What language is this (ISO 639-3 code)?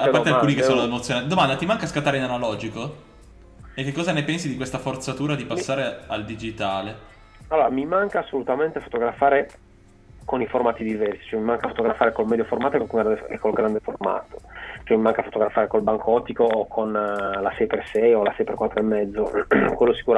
ita